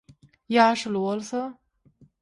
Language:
Turkmen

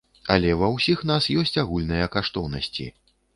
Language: Belarusian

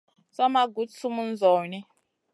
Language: Masana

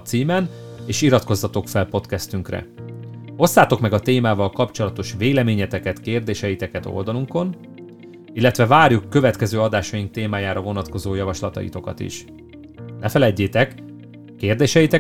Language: Hungarian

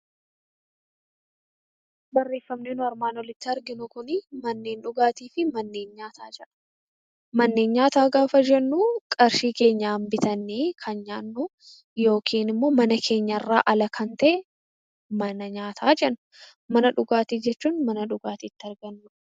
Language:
Oromo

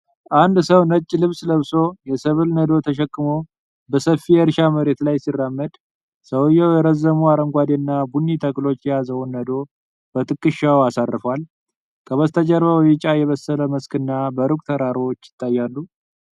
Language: Amharic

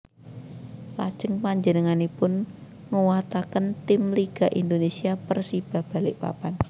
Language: Javanese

